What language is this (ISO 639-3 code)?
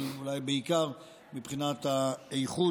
heb